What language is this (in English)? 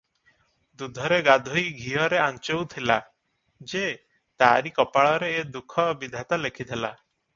Odia